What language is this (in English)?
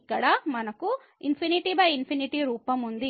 Telugu